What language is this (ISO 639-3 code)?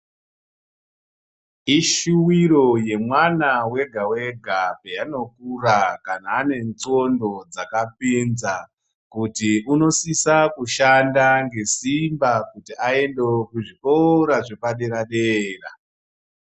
ndc